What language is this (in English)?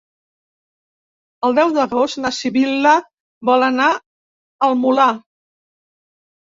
Catalan